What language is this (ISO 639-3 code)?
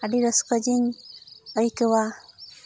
sat